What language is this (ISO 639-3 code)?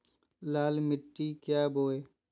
mag